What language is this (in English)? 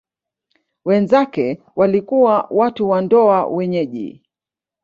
Swahili